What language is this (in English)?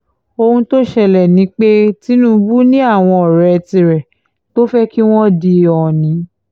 Yoruba